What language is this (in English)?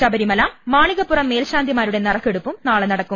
Malayalam